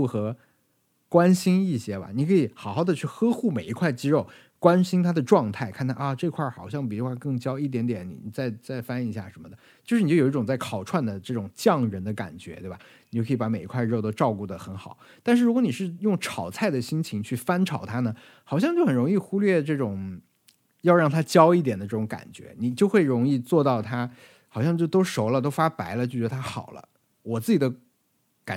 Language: Chinese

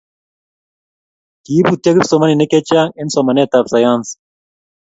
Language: Kalenjin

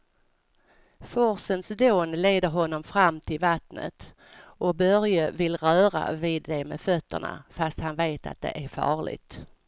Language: Swedish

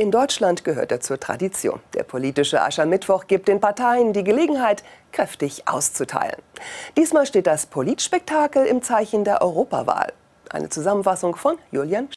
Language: German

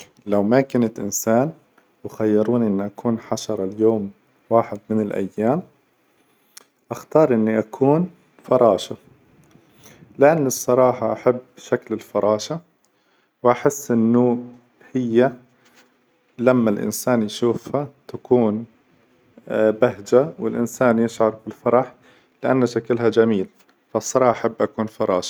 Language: Hijazi Arabic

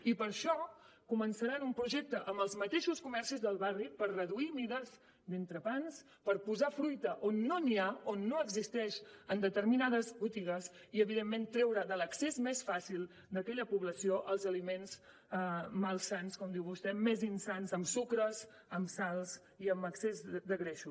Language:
Catalan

